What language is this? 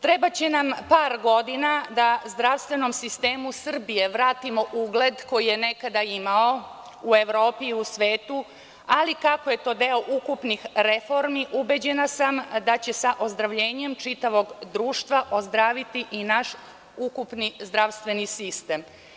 Serbian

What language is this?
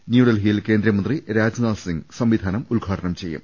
Malayalam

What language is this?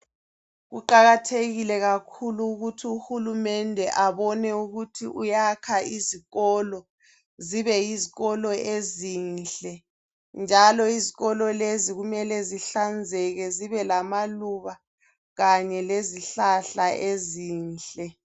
North Ndebele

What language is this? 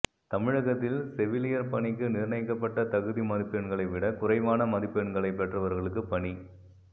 Tamil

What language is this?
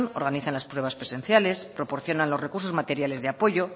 Spanish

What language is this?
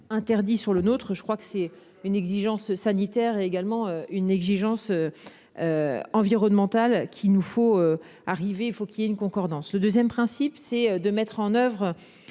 French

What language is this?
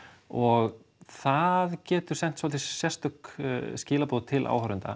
Icelandic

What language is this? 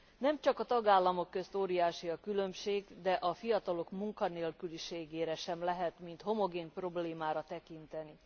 Hungarian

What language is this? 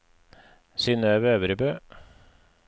Norwegian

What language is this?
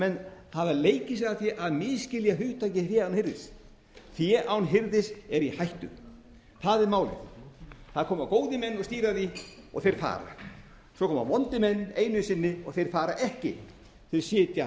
Icelandic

